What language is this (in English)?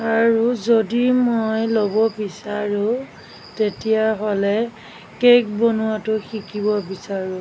Assamese